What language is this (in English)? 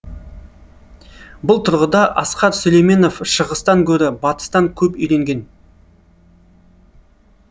Kazakh